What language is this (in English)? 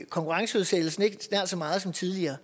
Danish